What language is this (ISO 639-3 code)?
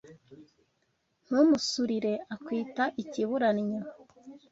kin